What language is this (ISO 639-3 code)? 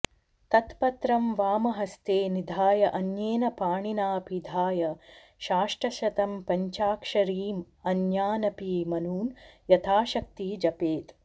san